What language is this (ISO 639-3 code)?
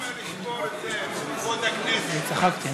heb